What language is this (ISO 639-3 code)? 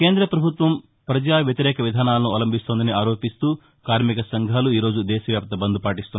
tel